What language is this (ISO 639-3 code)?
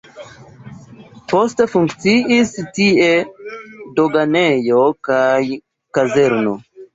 epo